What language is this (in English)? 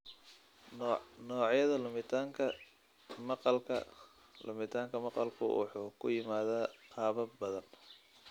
Somali